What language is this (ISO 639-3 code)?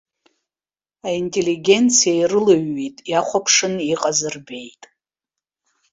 abk